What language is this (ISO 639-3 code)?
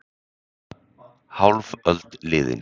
isl